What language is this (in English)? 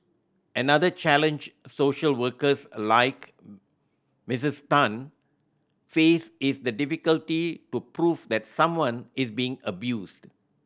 English